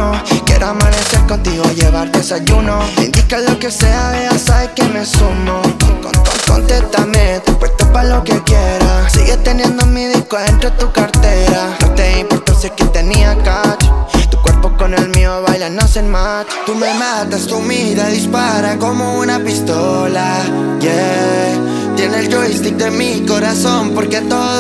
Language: Spanish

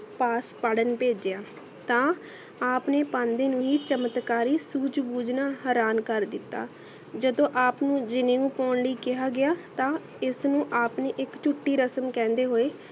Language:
Punjabi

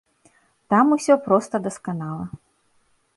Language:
Belarusian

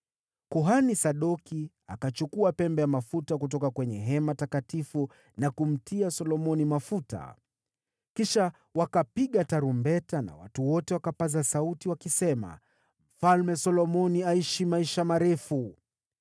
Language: Swahili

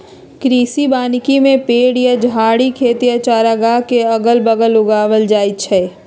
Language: Magahi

